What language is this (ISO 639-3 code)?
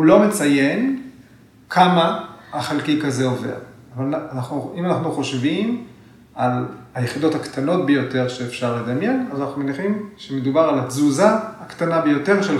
heb